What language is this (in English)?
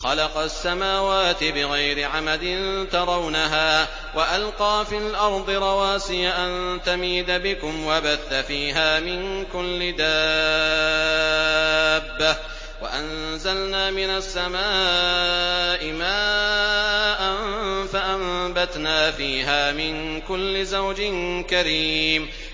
Arabic